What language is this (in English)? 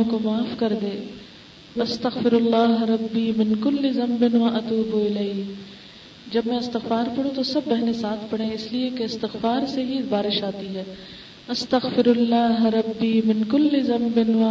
Urdu